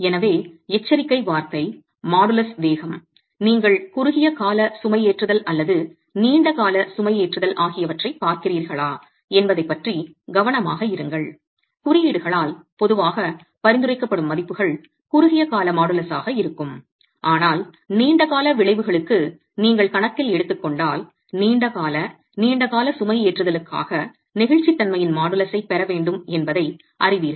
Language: Tamil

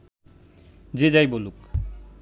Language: Bangla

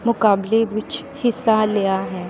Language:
Punjabi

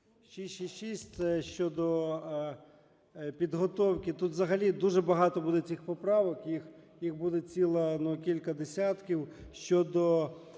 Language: Ukrainian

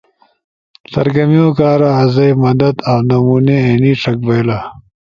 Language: Ushojo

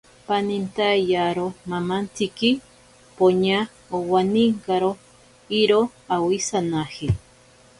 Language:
Ashéninka Perené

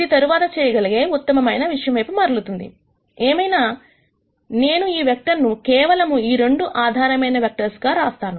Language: Telugu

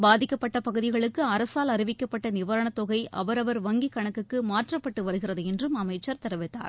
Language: Tamil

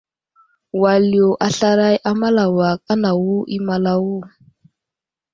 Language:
Wuzlam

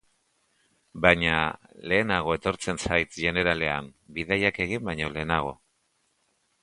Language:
Basque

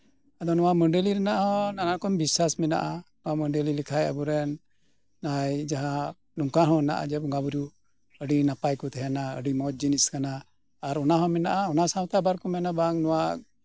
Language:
Santali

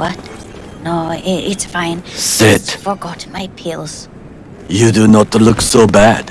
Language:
English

